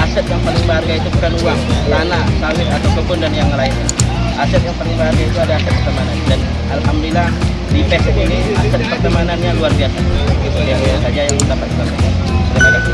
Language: Indonesian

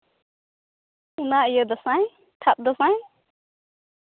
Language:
Santali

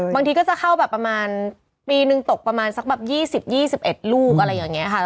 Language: Thai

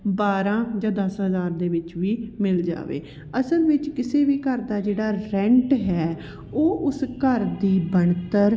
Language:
Punjabi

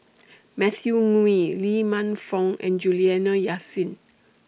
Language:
English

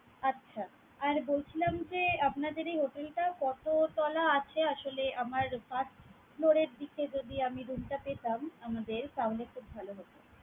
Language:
Bangla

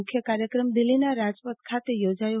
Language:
Gujarati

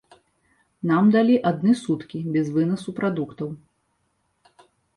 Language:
Belarusian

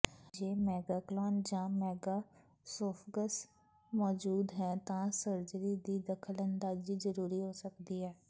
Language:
Punjabi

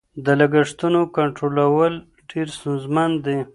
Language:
Pashto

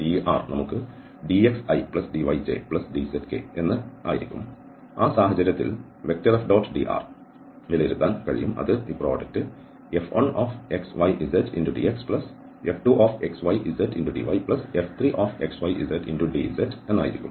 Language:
Malayalam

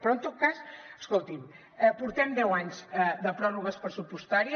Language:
Catalan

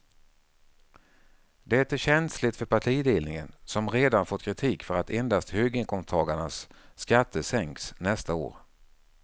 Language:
Swedish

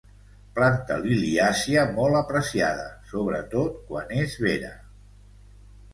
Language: Catalan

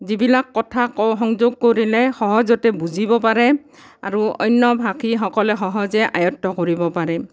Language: Assamese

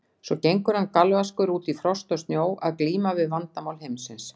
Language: Icelandic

